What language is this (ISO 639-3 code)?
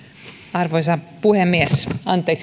fin